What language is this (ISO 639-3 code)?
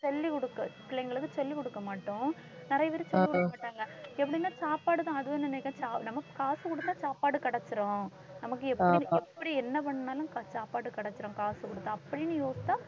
tam